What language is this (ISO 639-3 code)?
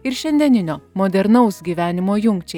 lit